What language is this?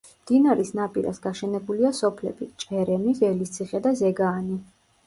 Georgian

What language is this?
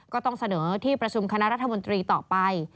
Thai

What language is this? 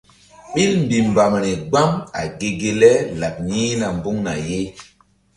Mbum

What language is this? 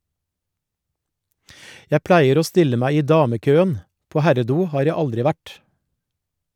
Norwegian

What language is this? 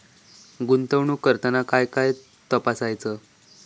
Marathi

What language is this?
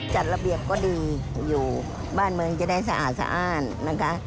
Thai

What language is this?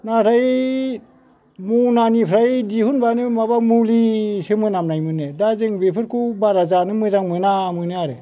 Bodo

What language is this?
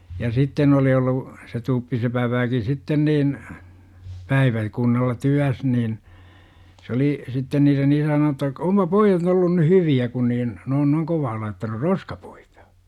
Finnish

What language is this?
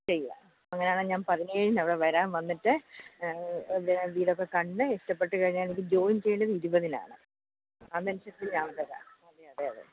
Malayalam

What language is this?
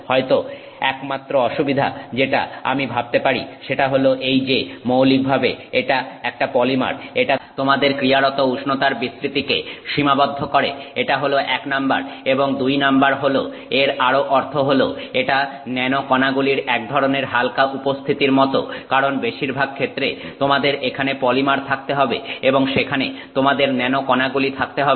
Bangla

